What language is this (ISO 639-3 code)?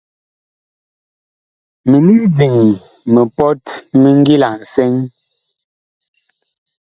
bkh